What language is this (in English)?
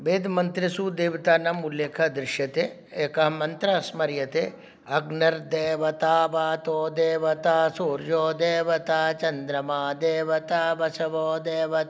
Sanskrit